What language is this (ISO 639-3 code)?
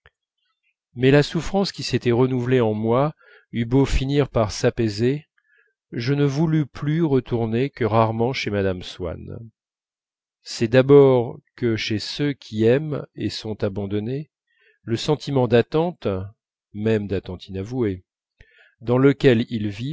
fra